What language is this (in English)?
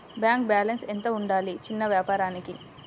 Telugu